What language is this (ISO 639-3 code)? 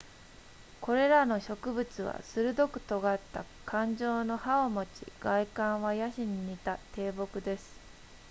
jpn